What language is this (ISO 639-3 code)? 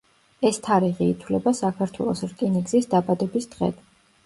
kat